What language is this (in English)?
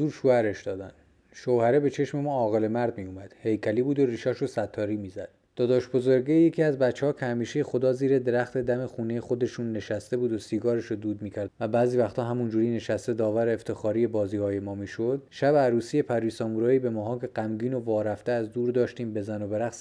Persian